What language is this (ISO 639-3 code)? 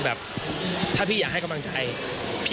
tha